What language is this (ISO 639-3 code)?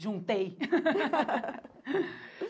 por